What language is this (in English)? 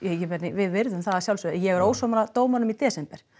Icelandic